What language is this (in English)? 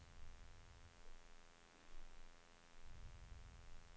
Swedish